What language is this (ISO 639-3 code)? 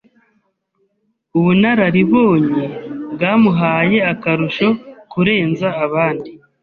kin